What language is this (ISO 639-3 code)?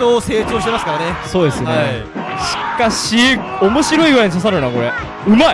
jpn